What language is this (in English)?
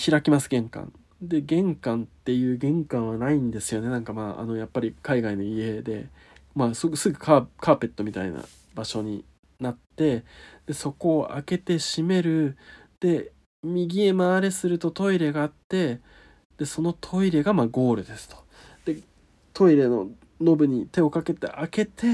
Japanese